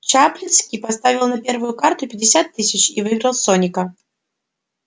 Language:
Russian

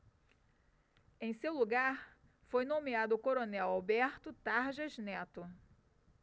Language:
Portuguese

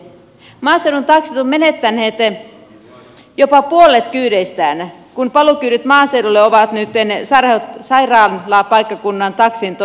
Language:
Finnish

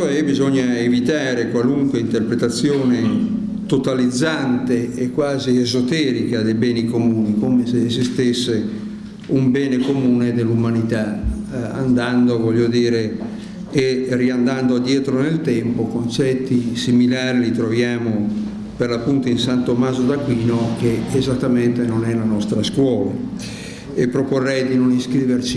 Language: Italian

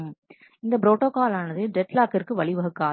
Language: Tamil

